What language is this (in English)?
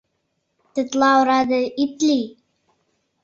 Mari